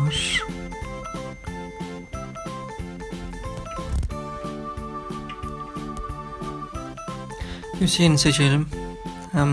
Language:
Turkish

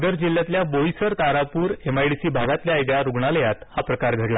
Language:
Marathi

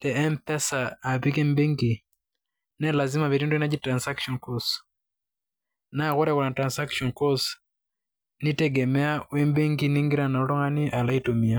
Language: Masai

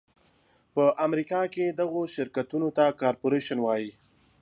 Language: Pashto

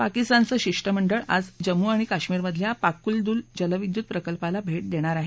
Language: Marathi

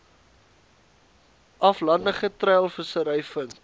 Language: Afrikaans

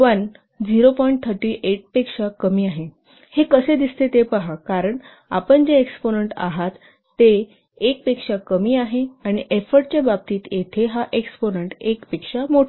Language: Marathi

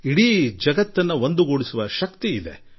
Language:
Kannada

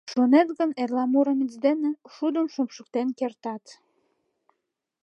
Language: Mari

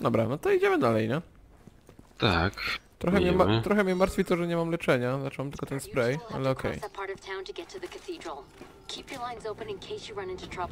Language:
Polish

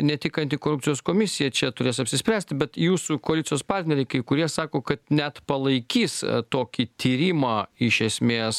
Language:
Lithuanian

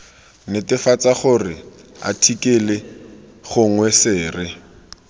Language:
Tswana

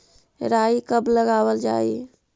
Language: Magahi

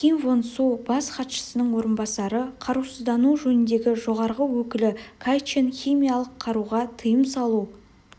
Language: Kazakh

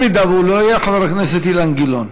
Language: Hebrew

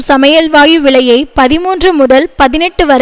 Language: Tamil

